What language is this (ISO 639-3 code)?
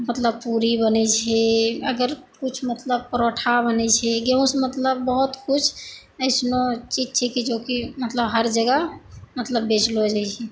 mai